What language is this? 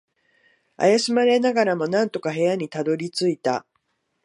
Japanese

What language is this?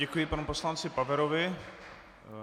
Czech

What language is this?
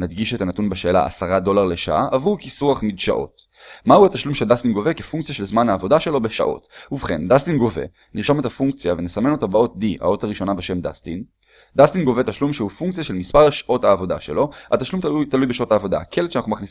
Hebrew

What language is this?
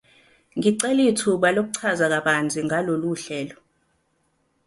Zulu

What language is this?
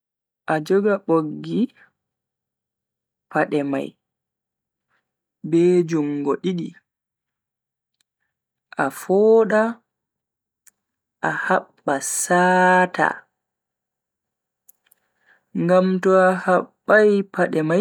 Bagirmi Fulfulde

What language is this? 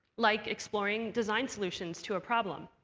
English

